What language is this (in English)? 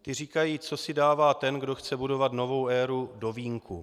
Czech